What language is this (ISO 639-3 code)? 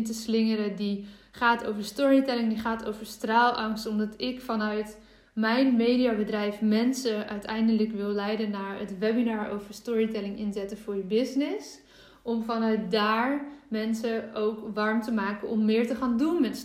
nld